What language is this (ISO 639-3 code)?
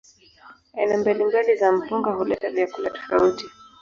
swa